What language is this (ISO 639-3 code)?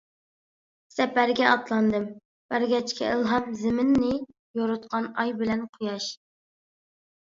uig